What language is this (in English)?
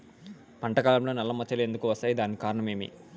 Telugu